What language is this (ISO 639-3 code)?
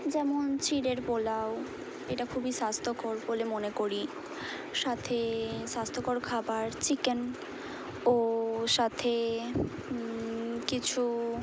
ben